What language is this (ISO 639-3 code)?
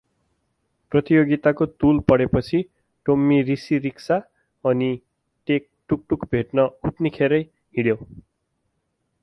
nep